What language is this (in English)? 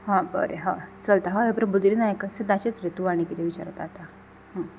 Konkani